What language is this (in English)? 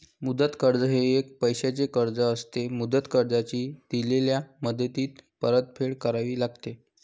Marathi